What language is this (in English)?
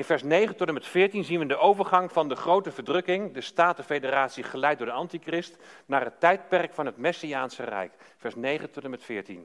Dutch